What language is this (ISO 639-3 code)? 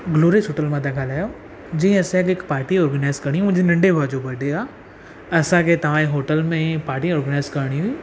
snd